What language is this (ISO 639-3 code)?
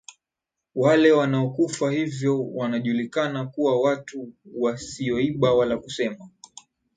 swa